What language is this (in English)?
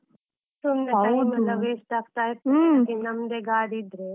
Kannada